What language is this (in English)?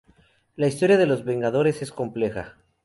Spanish